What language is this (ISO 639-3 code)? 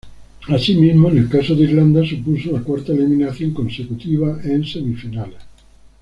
spa